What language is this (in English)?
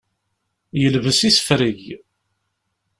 Kabyle